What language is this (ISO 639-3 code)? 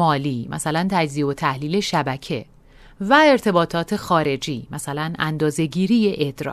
fas